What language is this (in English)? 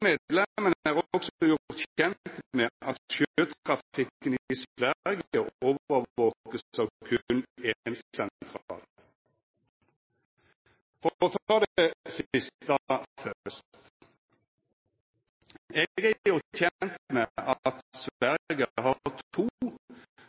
Norwegian Nynorsk